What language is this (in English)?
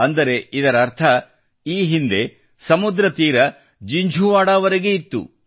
Kannada